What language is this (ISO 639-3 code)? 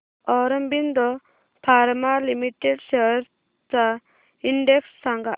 mar